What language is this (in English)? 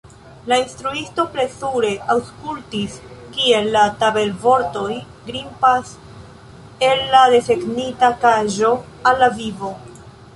Esperanto